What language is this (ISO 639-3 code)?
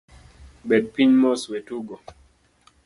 luo